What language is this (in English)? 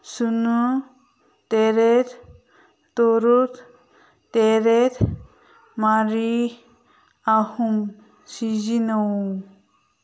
Manipuri